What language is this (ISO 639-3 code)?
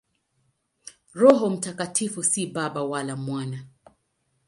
swa